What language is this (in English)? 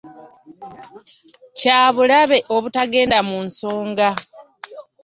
Ganda